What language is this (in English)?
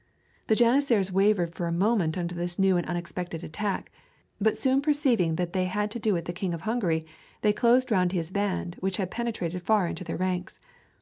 English